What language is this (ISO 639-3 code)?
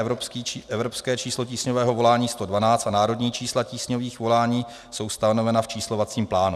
ces